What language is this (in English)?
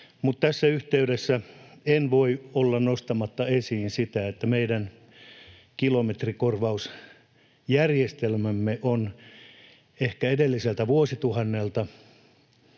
Finnish